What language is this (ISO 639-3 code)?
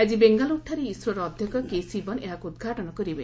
ori